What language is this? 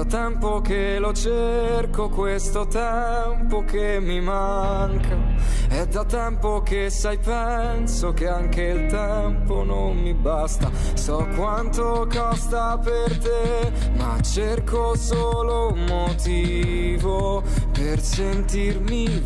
Italian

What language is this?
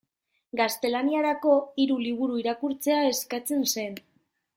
Basque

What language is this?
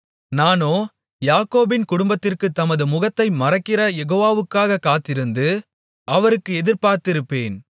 Tamil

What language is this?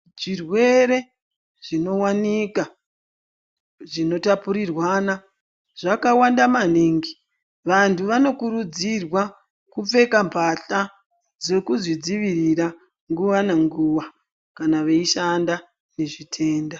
Ndau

